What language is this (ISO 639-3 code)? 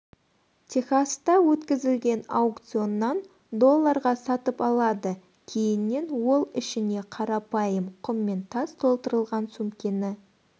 kaz